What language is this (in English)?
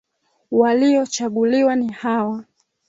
Swahili